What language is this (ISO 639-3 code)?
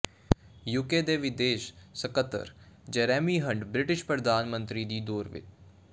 pan